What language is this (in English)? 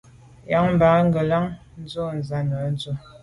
Medumba